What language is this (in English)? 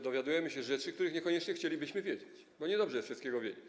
Polish